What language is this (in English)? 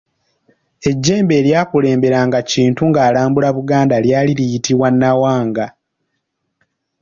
Ganda